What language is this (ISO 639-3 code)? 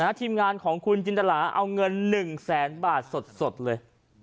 tha